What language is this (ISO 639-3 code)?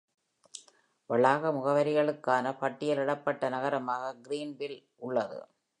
tam